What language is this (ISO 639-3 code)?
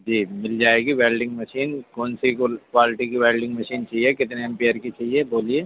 urd